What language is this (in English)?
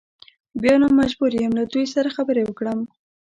Pashto